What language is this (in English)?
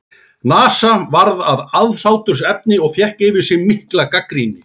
Icelandic